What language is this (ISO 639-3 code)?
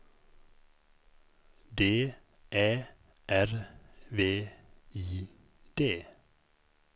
swe